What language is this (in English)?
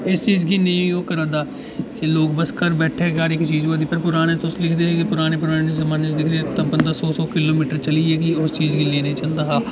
Dogri